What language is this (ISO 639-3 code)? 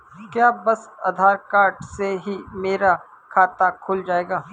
hin